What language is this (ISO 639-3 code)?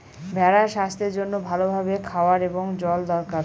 ben